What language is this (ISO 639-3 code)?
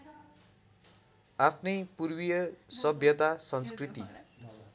nep